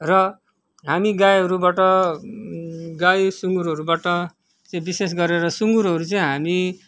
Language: Nepali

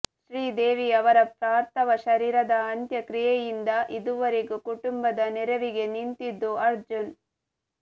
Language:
Kannada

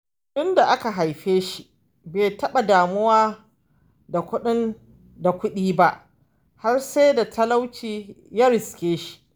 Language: Hausa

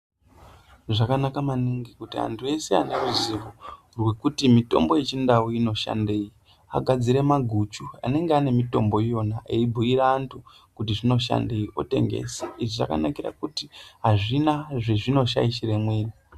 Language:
Ndau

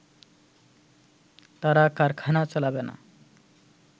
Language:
Bangla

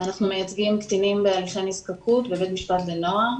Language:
Hebrew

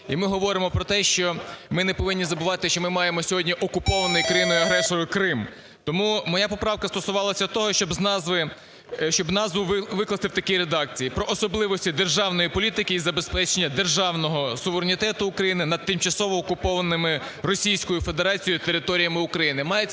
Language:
Ukrainian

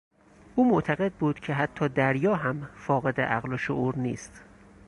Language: Persian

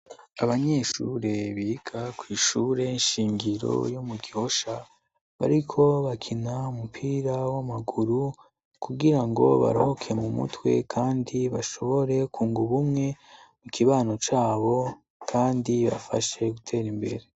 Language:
Rundi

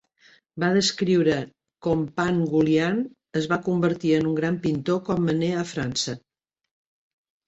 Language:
Catalan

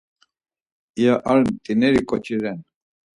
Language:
Laz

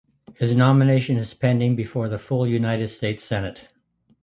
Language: English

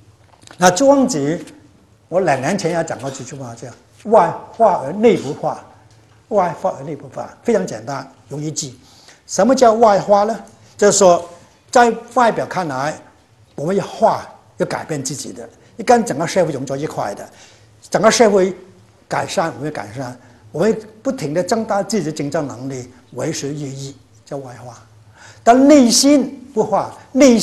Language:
Chinese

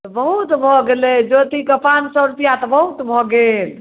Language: Maithili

